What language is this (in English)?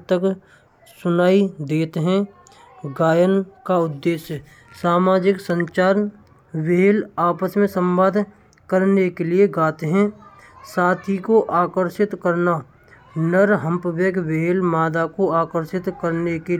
Braj